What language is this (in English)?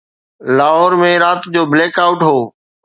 Sindhi